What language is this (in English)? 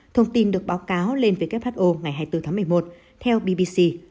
Vietnamese